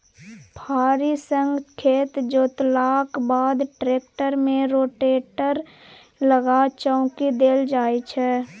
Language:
Maithili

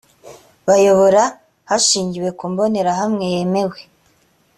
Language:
Kinyarwanda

